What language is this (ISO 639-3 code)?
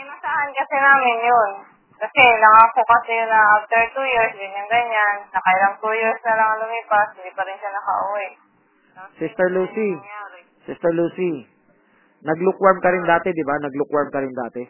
fil